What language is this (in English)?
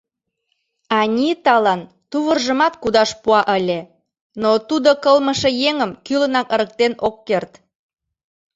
Mari